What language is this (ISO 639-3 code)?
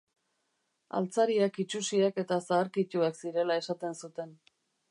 eus